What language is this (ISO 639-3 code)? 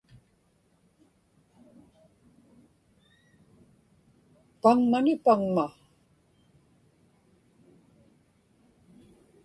ipk